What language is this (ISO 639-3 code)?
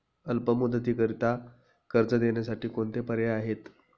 mar